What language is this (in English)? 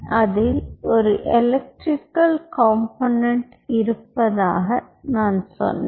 Tamil